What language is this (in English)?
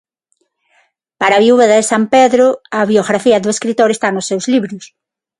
Galician